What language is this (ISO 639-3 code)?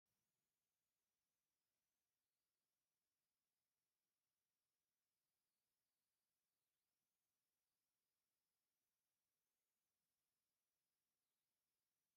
tir